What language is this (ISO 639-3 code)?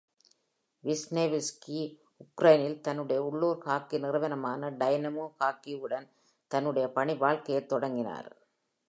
tam